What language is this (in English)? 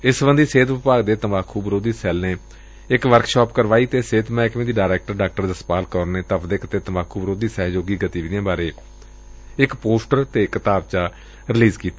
Punjabi